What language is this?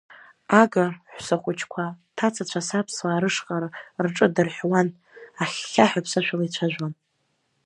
Abkhazian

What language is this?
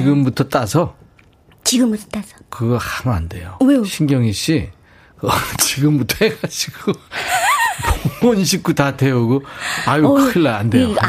Korean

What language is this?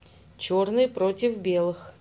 Russian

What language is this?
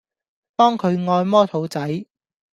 Cantonese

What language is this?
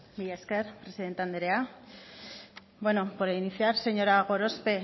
Basque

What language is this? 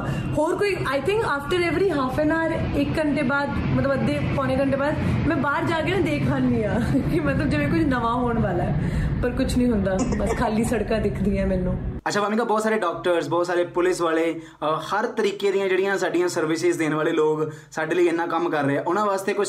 Punjabi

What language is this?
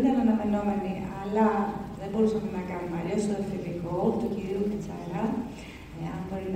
Greek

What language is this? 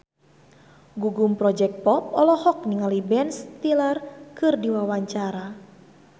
Sundanese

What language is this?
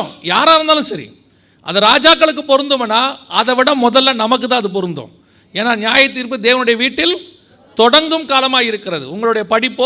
Tamil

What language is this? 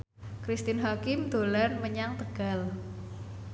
Javanese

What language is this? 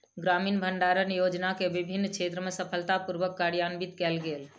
Maithili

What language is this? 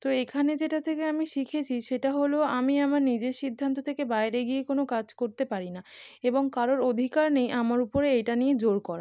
Bangla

